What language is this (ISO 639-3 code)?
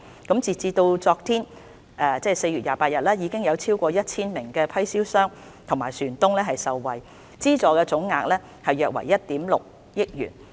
yue